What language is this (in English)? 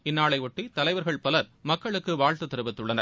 Tamil